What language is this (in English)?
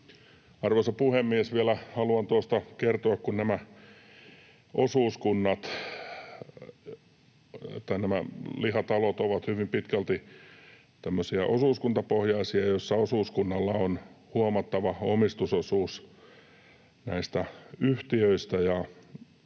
Finnish